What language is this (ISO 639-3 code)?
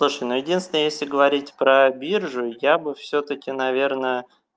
rus